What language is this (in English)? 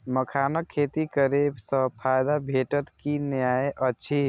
Maithili